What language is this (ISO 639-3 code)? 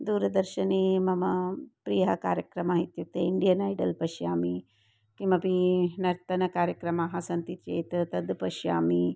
san